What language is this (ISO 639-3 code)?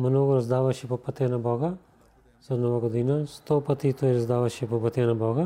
bul